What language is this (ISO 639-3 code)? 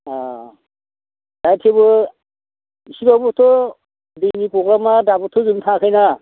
brx